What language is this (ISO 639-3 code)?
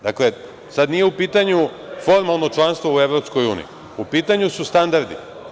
srp